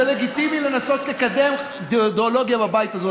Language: Hebrew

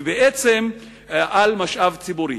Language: Hebrew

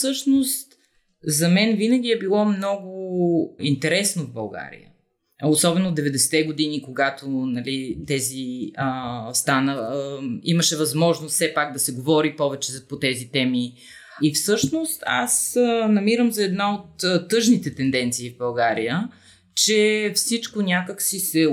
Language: Bulgarian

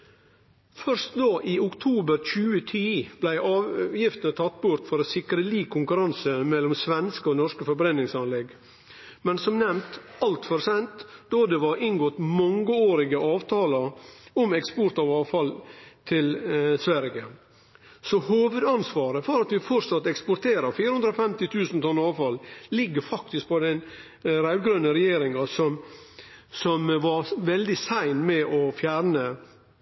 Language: Norwegian Nynorsk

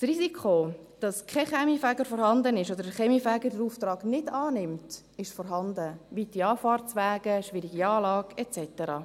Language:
Swiss German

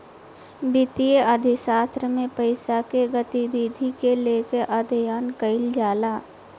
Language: Bhojpuri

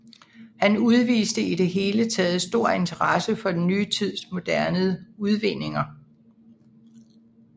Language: Danish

